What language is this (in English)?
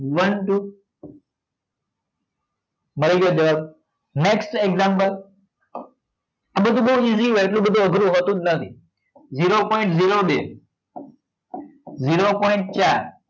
Gujarati